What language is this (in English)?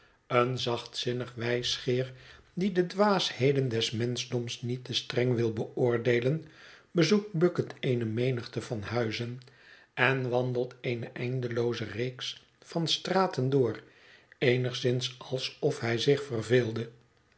Dutch